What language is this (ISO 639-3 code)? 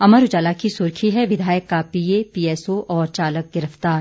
hin